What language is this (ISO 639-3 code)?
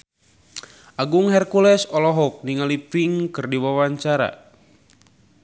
sun